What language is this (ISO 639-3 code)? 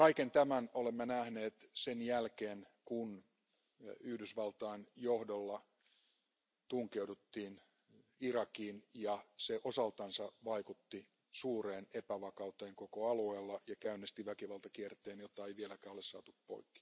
fin